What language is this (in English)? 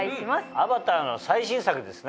Japanese